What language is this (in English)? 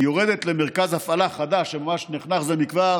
Hebrew